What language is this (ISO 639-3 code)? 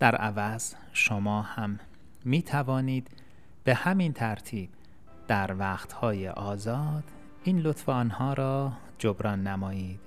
fas